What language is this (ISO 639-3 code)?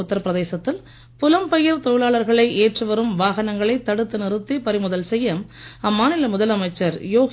tam